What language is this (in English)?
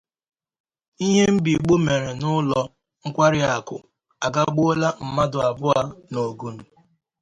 Igbo